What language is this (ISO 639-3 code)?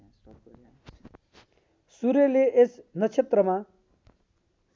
nep